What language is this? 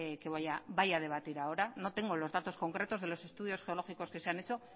Spanish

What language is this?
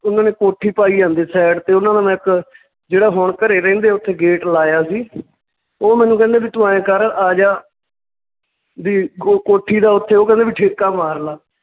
Punjabi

